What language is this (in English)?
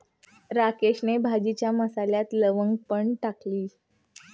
Marathi